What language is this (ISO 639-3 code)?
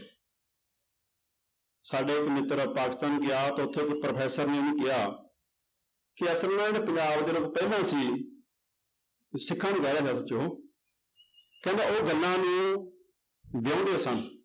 pan